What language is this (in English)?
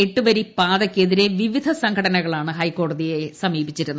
Malayalam